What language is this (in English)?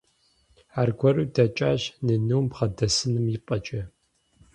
Kabardian